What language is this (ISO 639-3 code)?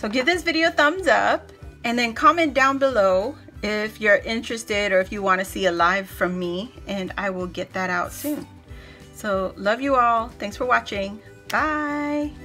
eng